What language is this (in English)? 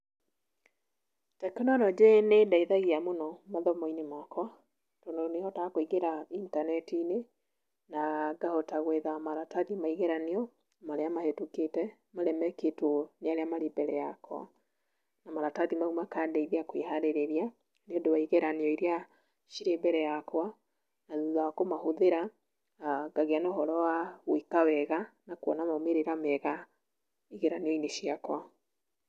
Kikuyu